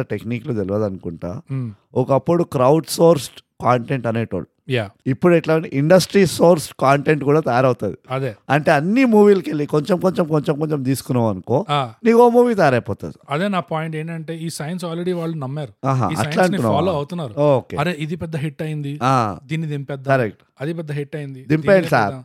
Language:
Telugu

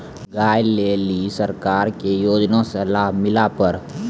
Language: Maithili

